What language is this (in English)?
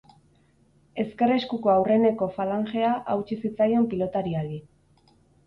Basque